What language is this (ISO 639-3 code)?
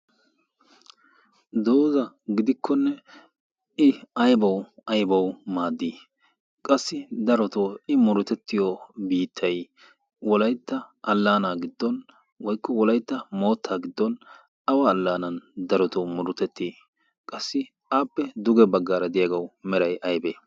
wal